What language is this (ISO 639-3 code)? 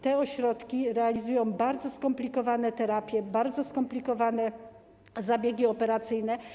pol